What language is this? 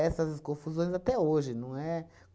Portuguese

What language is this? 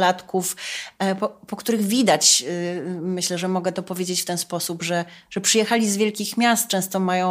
Polish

